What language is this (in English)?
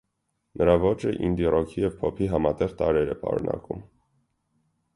Armenian